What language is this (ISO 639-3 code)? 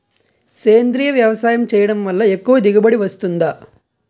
tel